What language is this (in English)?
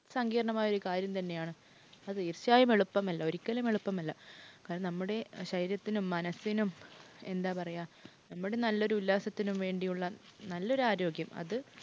Malayalam